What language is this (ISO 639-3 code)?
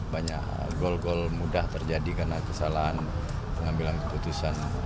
ind